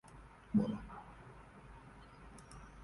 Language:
Igbo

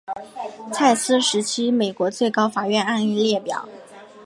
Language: Chinese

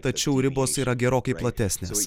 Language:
Lithuanian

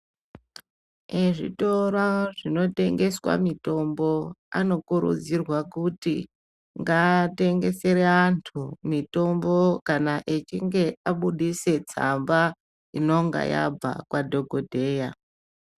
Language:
Ndau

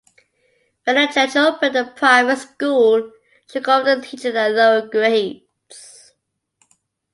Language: English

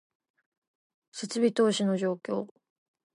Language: Japanese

